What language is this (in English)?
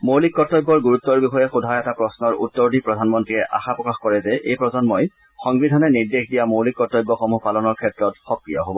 Assamese